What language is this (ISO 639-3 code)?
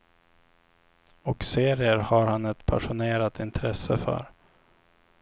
swe